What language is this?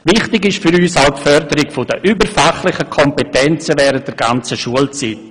Swiss German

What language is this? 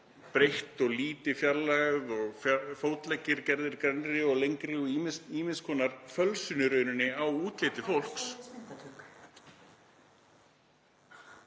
Icelandic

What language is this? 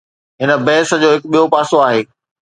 Sindhi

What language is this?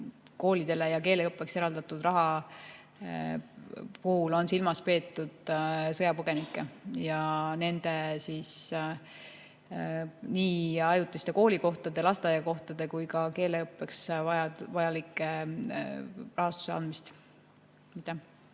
Estonian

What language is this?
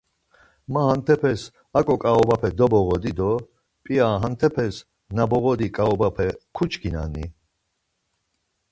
Laz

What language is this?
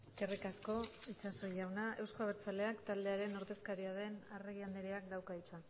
Basque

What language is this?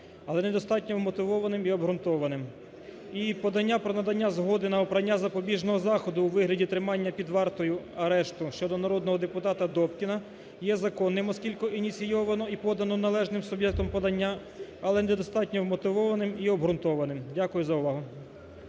Ukrainian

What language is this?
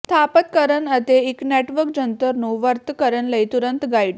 Punjabi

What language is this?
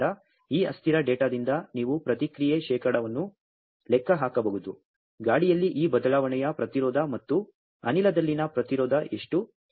Kannada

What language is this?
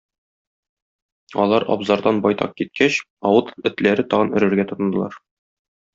Tatar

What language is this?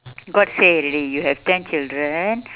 English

